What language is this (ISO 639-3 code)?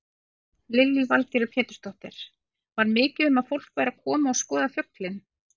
isl